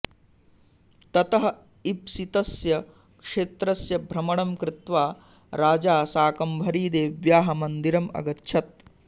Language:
Sanskrit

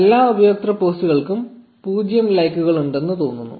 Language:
Malayalam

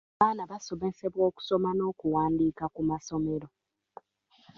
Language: Ganda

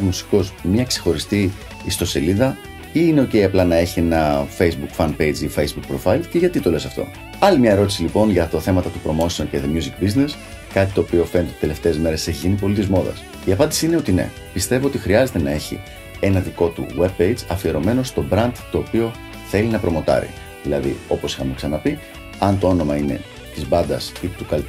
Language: Greek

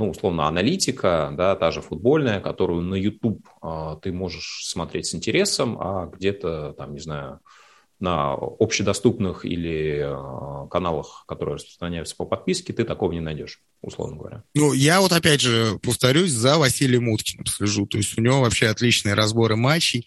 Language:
Russian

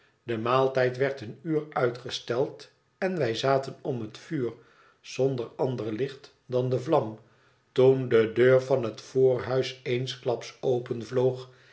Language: Dutch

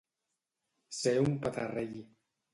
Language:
Catalan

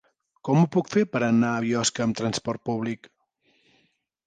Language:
Catalan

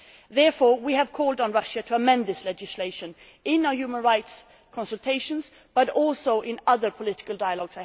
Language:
English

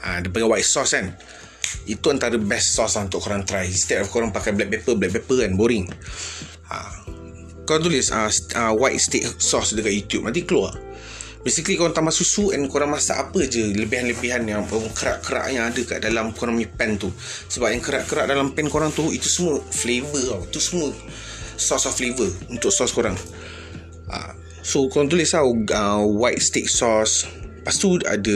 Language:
Malay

